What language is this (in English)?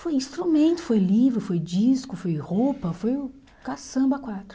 Portuguese